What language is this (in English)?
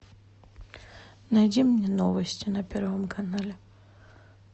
Russian